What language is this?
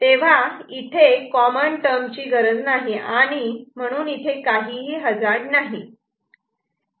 Marathi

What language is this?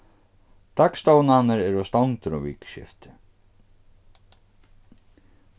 Faroese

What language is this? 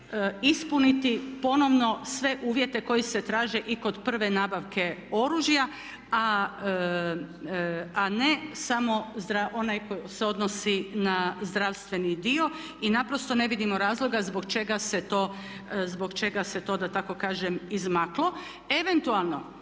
Croatian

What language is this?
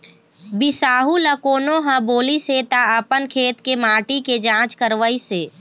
Chhattisgarhi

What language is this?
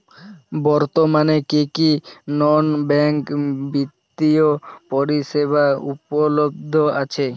Bangla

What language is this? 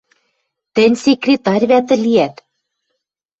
Western Mari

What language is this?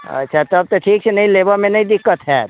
Maithili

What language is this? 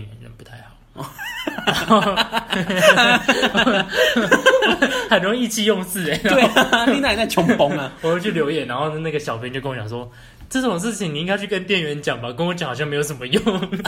Chinese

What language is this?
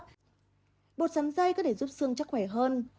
Vietnamese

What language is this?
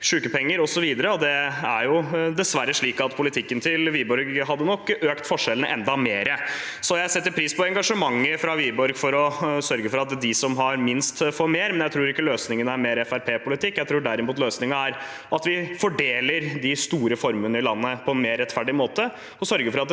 Norwegian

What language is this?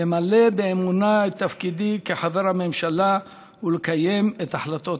Hebrew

